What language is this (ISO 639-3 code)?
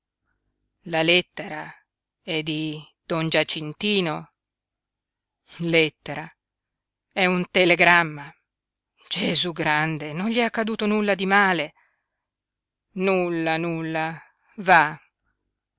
ita